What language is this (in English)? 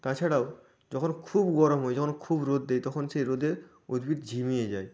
Bangla